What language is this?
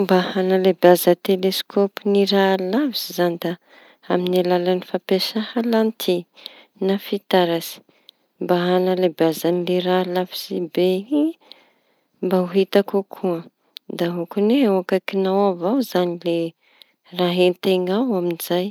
Tanosy Malagasy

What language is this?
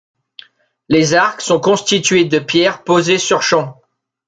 French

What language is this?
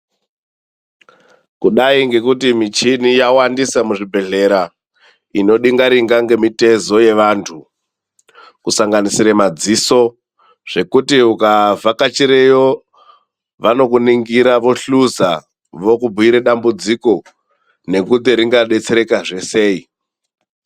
Ndau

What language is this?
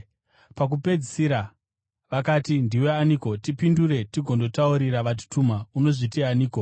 Shona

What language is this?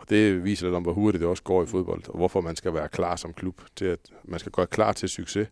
Danish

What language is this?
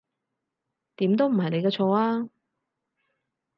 Cantonese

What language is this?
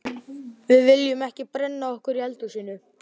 Icelandic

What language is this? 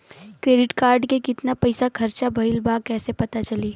Bhojpuri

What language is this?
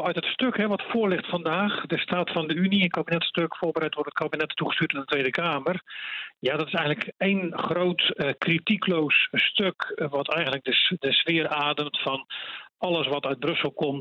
Dutch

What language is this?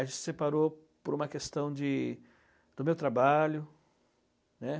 Portuguese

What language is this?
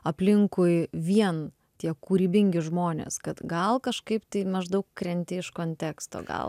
Lithuanian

